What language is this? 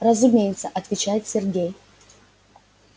Russian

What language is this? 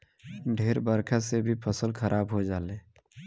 Bhojpuri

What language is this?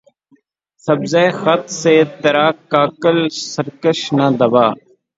Urdu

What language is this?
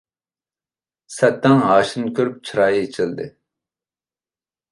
Uyghur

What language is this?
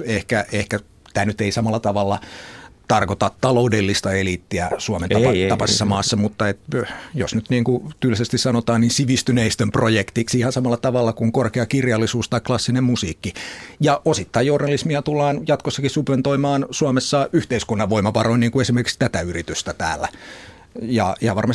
Finnish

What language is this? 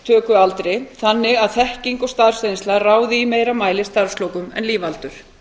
Icelandic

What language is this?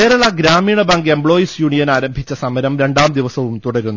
Malayalam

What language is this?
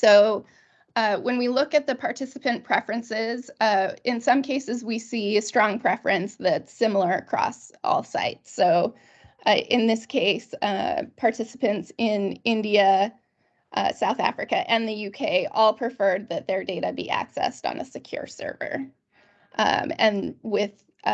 English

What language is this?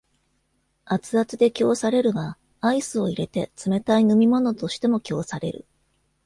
Japanese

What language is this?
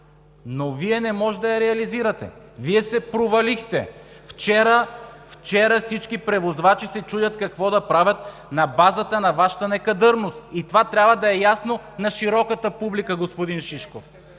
Bulgarian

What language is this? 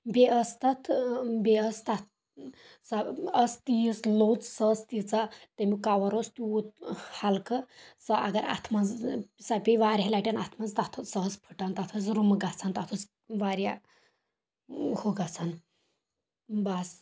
Kashmiri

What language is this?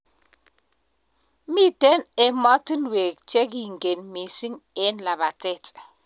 Kalenjin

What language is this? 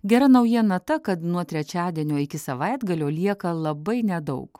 Lithuanian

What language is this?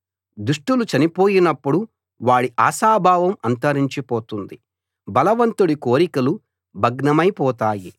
Telugu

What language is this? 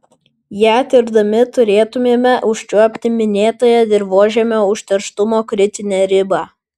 Lithuanian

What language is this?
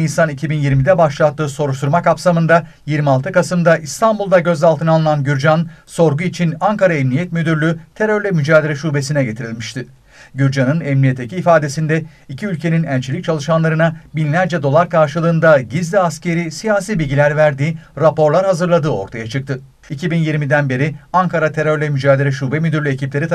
Turkish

